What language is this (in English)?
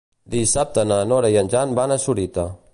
Catalan